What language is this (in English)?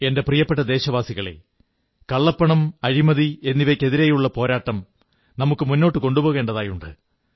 Malayalam